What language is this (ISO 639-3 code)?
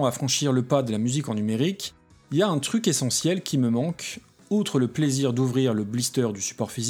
fra